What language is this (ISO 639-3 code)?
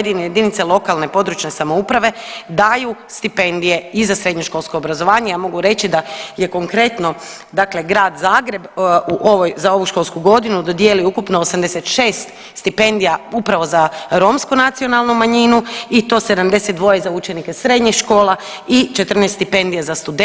hrv